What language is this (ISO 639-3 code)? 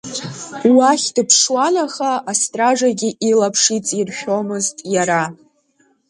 abk